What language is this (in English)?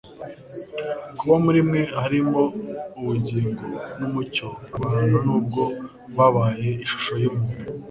Kinyarwanda